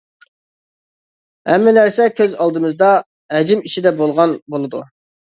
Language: Uyghur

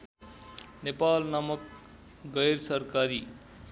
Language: Nepali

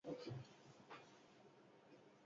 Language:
Basque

